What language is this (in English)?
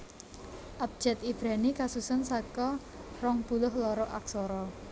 Javanese